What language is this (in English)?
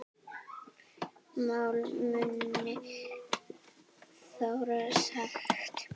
Icelandic